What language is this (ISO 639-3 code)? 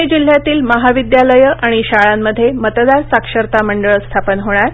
mar